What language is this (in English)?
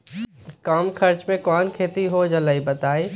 Magahi